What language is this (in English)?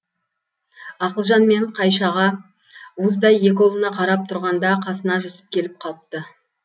Kazakh